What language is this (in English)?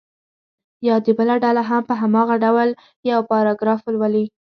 Pashto